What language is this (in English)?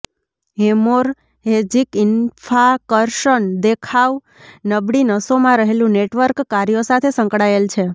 Gujarati